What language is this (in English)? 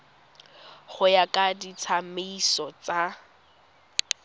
Tswana